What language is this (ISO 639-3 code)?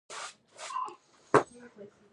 pus